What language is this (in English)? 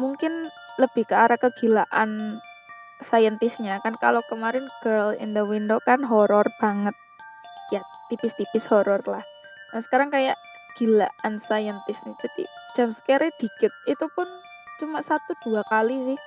Indonesian